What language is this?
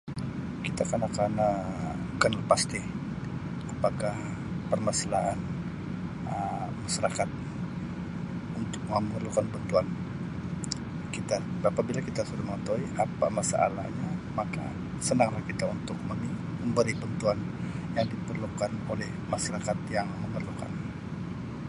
Sabah Malay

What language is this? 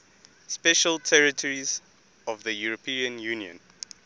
English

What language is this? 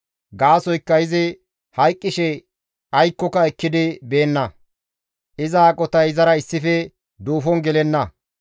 Gamo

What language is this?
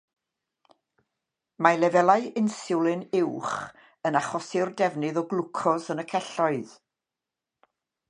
Welsh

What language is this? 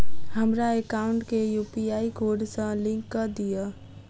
Maithili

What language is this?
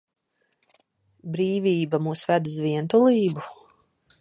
Latvian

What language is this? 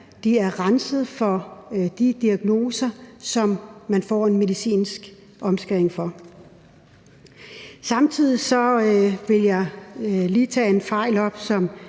Danish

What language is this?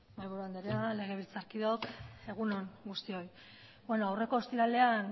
Basque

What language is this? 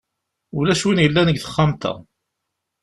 Kabyle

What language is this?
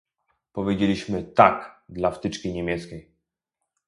Polish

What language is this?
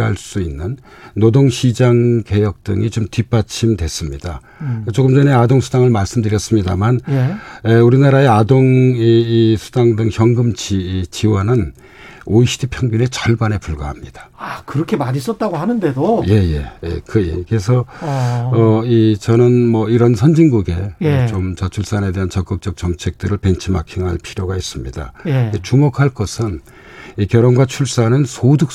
Korean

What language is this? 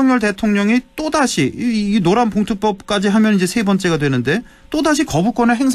Korean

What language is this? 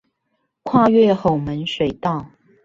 Chinese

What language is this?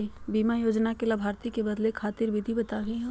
Magahi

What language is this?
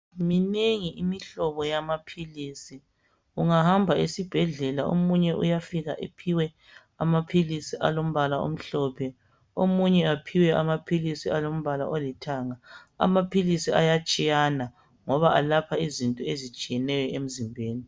North Ndebele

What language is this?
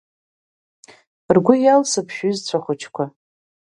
Abkhazian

